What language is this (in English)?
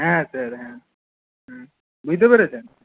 Bangla